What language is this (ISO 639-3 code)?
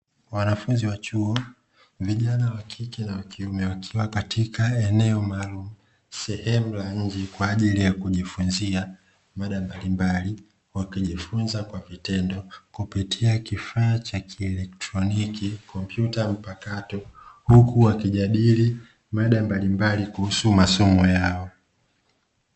swa